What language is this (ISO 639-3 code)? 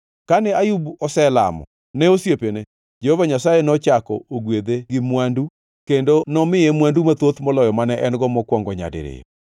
luo